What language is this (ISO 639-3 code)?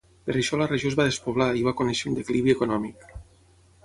cat